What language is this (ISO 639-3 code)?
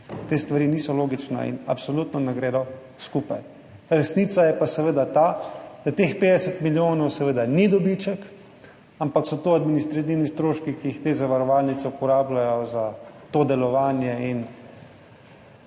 slv